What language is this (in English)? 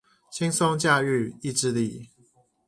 Chinese